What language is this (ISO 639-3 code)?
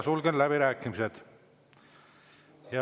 est